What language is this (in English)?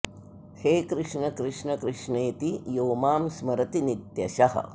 Sanskrit